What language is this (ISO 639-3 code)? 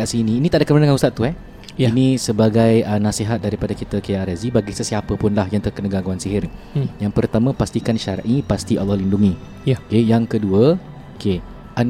msa